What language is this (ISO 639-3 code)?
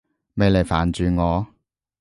yue